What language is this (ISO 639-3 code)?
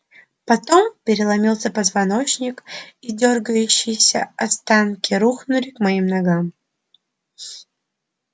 rus